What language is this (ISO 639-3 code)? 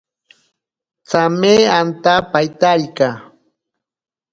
prq